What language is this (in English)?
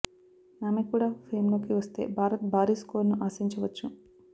Telugu